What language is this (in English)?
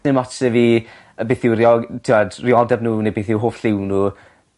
Welsh